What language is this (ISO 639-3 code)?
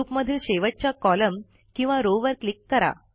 mar